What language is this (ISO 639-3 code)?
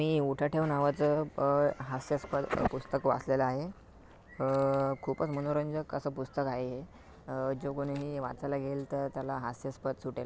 mar